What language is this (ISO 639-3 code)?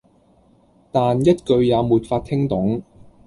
yue